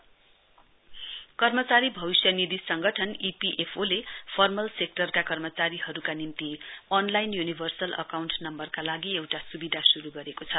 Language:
Nepali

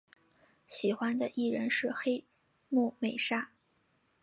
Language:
Chinese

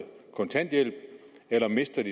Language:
Danish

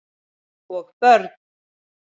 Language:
Icelandic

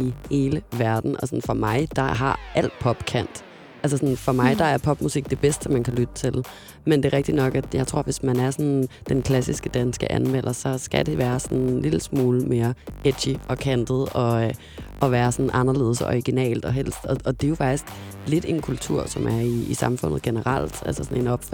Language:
Danish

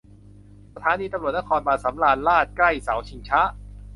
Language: Thai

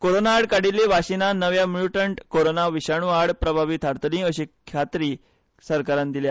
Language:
Konkani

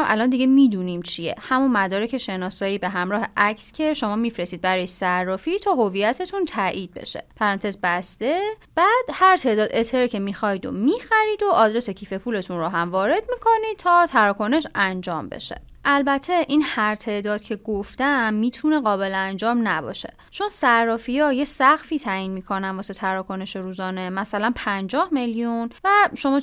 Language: Persian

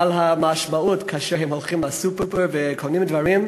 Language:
Hebrew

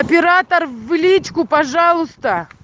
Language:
Russian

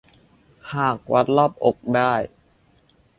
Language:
Thai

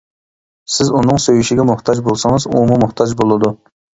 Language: Uyghur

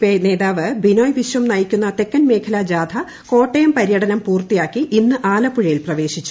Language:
Malayalam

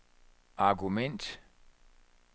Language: Danish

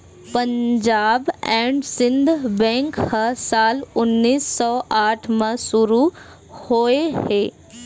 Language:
Chhattisgarhi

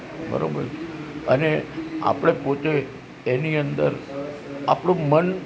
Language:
Gujarati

